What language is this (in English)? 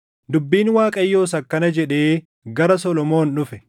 Oromo